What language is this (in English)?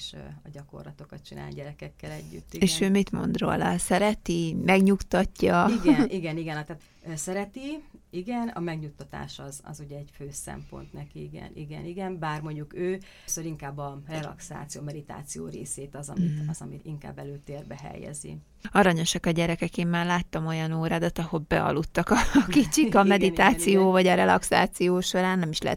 Hungarian